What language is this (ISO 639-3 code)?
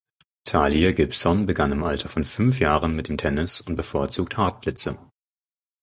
deu